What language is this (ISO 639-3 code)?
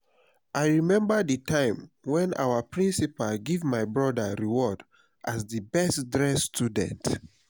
pcm